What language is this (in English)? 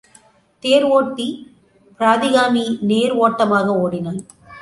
Tamil